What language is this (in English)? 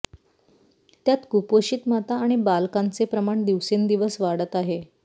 Marathi